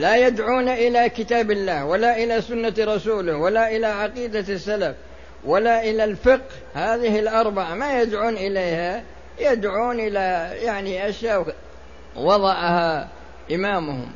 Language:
Arabic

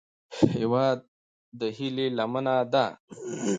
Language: Pashto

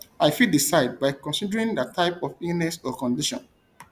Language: Nigerian Pidgin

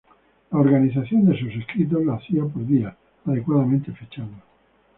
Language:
Spanish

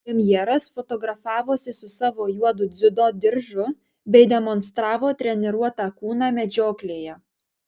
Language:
Lithuanian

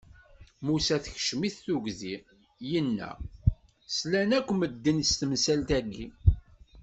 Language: Kabyle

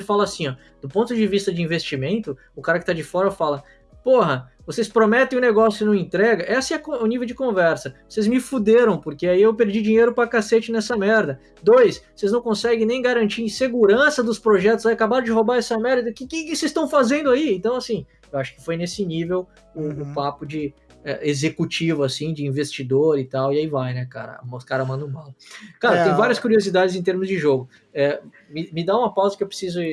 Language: Portuguese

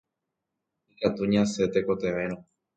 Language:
Guarani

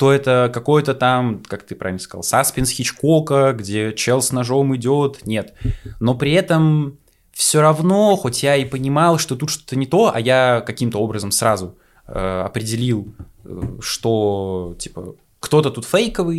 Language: Russian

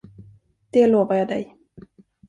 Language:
Swedish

